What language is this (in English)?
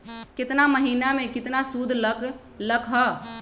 Magahi